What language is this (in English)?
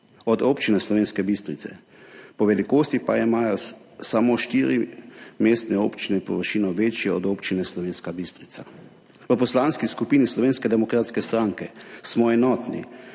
Slovenian